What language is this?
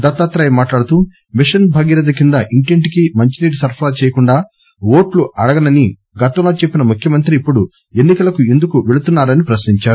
Telugu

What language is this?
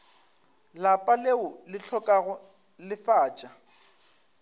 Northern Sotho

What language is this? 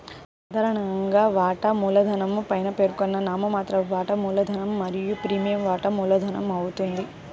Telugu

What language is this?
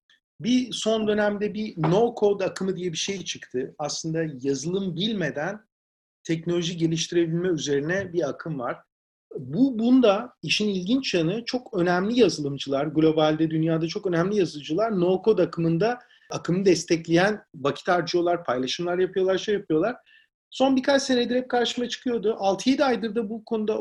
Turkish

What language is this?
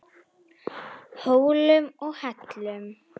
Icelandic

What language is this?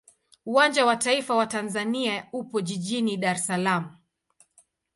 Swahili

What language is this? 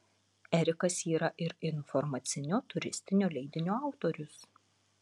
Lithuanian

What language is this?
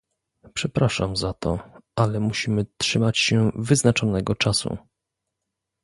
Polish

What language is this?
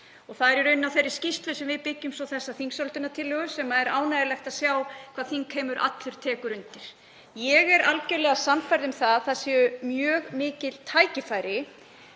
Icelandic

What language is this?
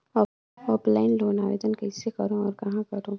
Chhattisgarhi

